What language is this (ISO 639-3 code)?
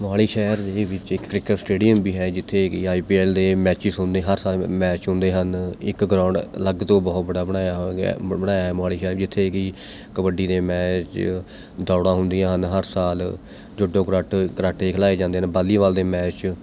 pan